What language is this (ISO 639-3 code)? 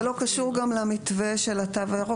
heb